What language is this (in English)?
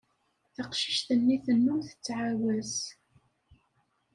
Kabyle